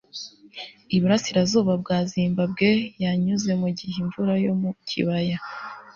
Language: Kinyarwanda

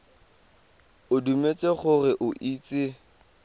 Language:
Tswana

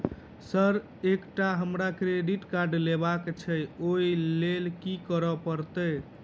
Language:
Maithili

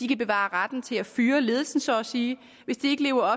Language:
Danish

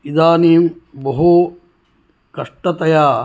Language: Sanskrit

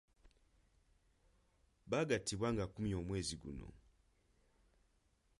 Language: Ganda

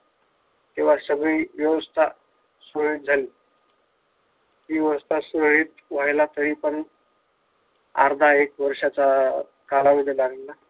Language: Marathi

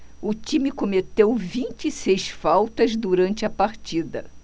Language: Portuguese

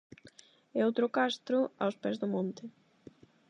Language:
Galician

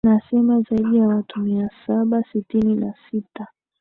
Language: Swahili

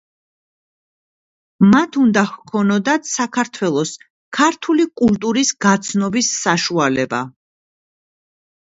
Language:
Georgian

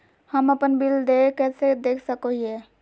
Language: Magahi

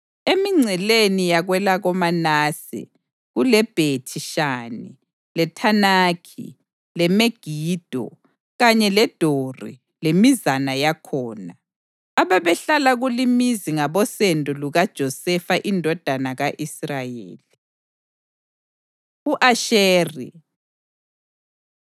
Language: North Ndebele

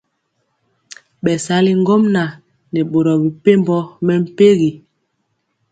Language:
Mpiemo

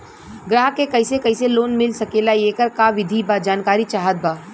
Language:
Bhojpuri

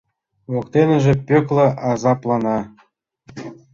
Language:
Mari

